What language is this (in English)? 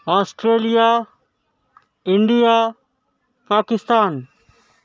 Urdu